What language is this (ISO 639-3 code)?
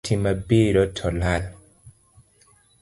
luo